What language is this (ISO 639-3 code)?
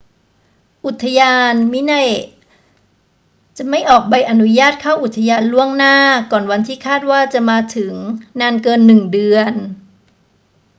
tha